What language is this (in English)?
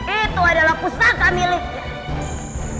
Indonesian